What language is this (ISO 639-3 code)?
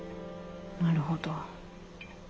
jpn